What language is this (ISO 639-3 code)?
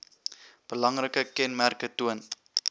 afr